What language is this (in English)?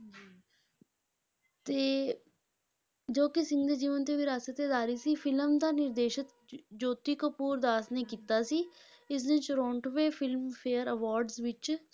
Punjabi